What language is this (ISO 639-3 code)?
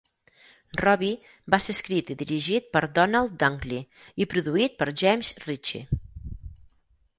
cat